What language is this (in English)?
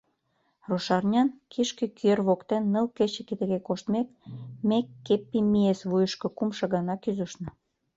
Mari